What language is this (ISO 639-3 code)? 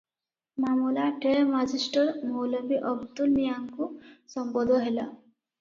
ori